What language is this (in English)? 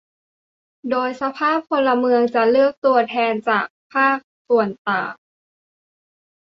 Thai